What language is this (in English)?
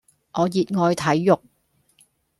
Cantonese